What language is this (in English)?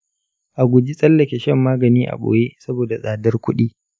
Hausa